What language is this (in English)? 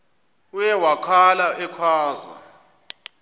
Xhosa